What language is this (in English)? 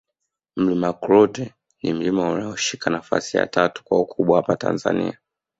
Swahili